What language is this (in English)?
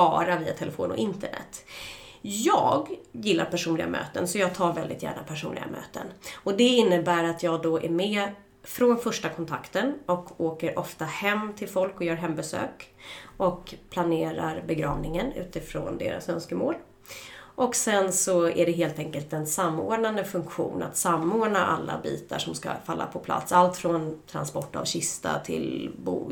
Swedish